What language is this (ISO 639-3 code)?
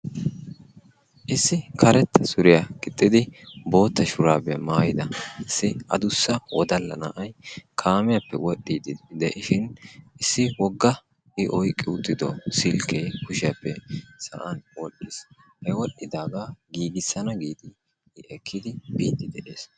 wal